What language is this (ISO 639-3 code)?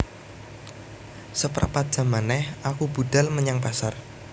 jav